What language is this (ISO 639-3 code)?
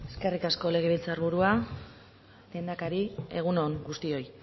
eus